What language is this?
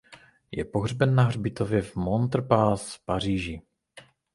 Czech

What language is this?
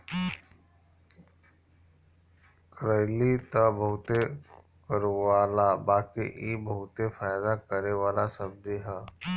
Bhojpuri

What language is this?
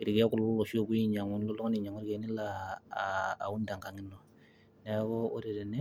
Masai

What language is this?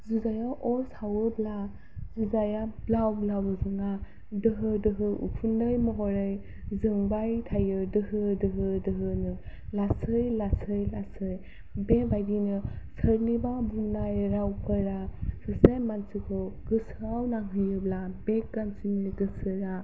Bodo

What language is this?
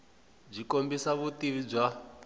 Tsonga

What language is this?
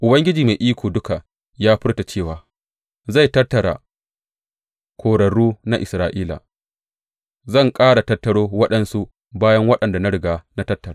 Hausa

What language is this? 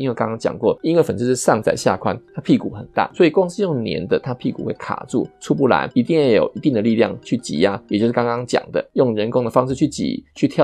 Chinese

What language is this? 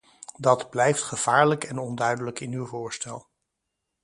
Dutch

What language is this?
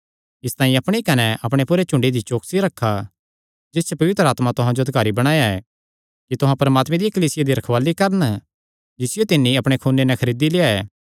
Kangri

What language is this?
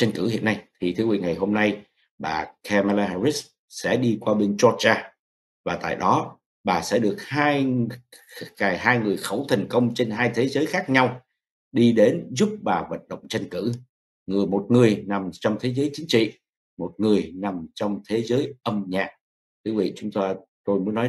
Vietnamese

